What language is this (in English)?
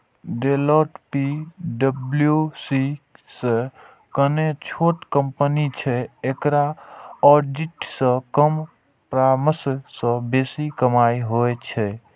Maithili